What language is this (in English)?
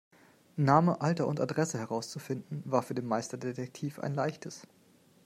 German